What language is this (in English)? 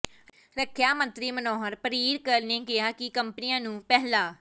Punjabi